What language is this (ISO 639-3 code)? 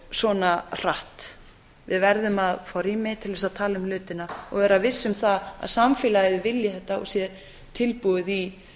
isl